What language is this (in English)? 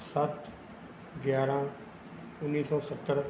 Punjabi